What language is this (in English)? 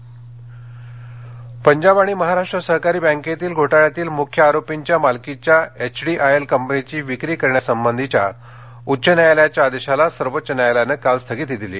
Marathi